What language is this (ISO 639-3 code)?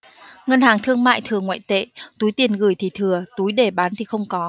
vie